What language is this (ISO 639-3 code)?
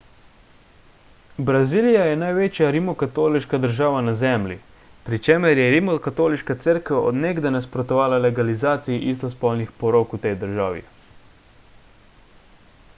slv